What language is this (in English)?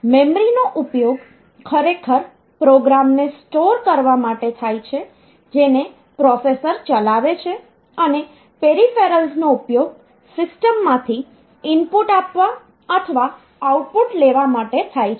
Gujarati